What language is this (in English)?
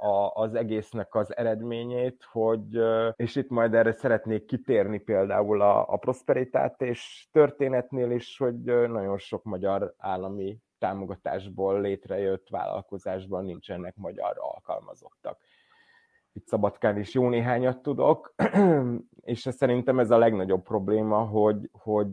Hungarian